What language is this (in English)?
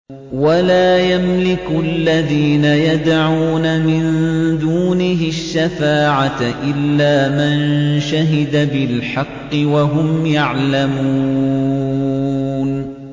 Arabic